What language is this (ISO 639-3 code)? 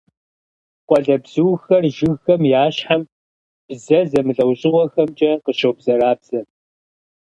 kbd